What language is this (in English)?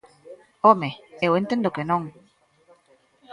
Galician